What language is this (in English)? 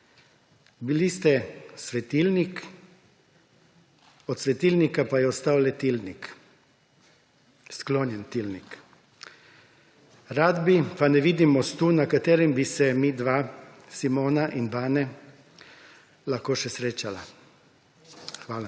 Slovenian